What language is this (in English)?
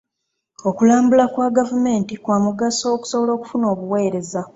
Ganda